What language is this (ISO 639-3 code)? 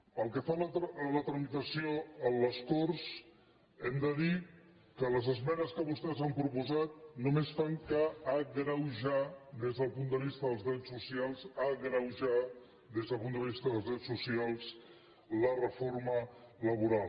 cat